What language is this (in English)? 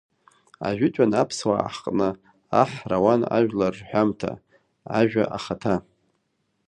Abkhazian